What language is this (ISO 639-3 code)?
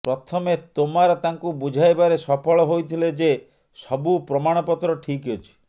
ori